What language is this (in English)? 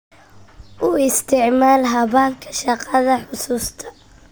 Somali